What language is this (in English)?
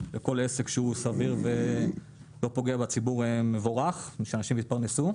Hebrew